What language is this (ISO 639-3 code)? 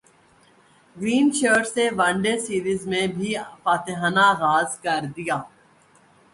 urd